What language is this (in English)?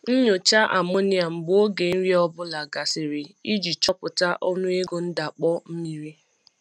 Igbo